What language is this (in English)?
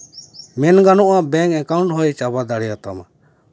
Santali